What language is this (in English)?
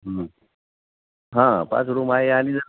Marathi